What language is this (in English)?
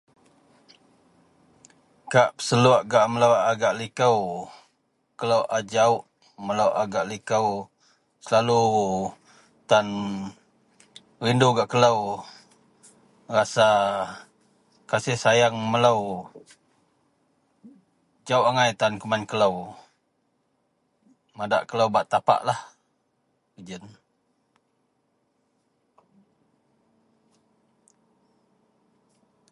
Central Melanau